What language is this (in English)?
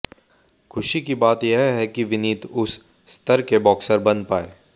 Hindi